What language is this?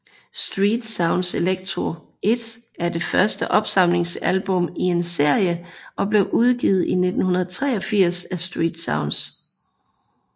Danish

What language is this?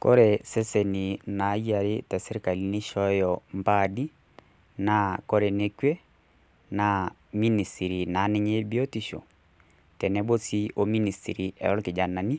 Masai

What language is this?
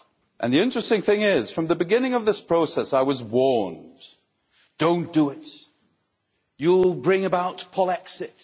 English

